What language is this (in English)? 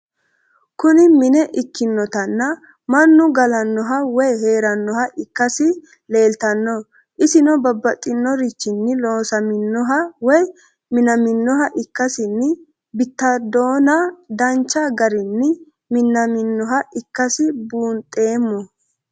Sidamo